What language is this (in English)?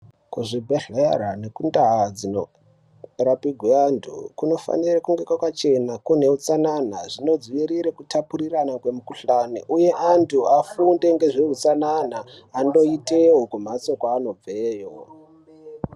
Ndau